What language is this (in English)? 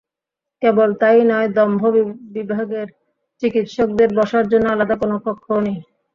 Bangla